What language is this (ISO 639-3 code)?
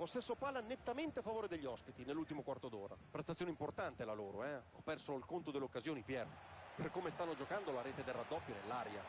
ita